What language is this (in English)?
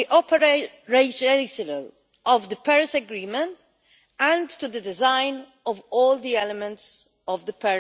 English